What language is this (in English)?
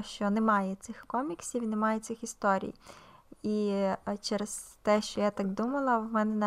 Ukrainian